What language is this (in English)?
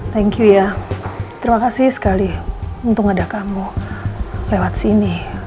Indonesian